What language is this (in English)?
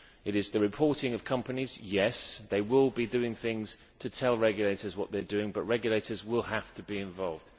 English